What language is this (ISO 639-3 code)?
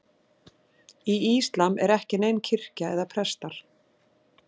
isl